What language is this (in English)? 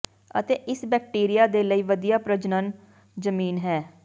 Punjabi